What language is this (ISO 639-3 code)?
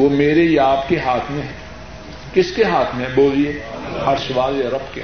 urd